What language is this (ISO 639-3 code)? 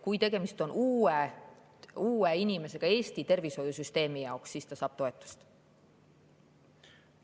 est